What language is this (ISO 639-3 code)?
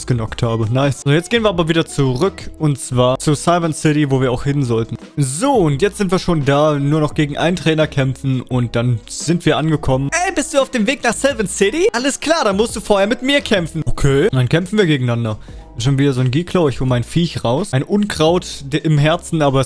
deu